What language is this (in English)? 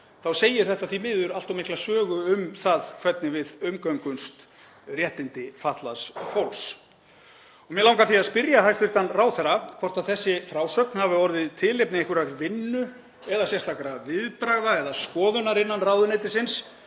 Icelandic